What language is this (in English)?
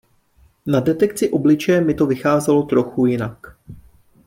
Czech